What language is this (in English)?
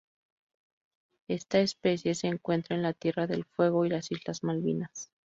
Spanish